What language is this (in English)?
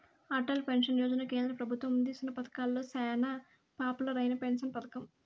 Telugu